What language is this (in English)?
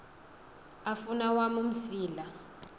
Xhosa